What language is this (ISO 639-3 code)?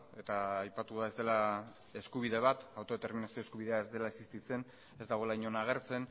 eus